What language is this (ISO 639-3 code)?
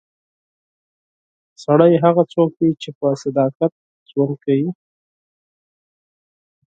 pus